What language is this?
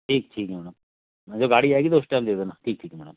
Hindi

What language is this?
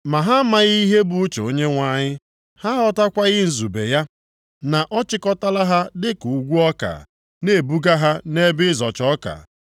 Igbo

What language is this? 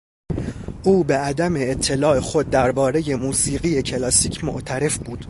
Persian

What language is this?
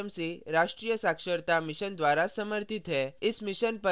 Hindi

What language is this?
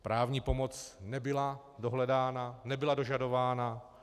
Czech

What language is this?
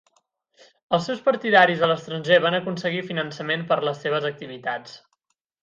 Catalan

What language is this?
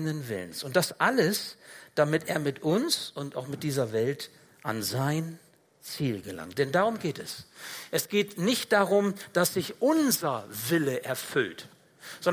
German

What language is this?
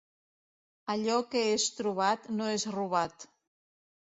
Catalan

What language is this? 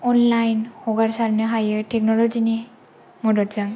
Bodo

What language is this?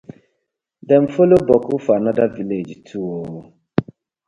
Nigerian Pidgin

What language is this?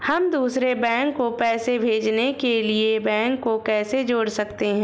Hindi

